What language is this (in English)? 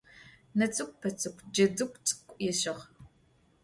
Adyghe